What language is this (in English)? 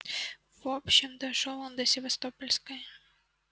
Russian